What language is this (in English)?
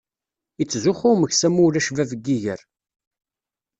Kabyle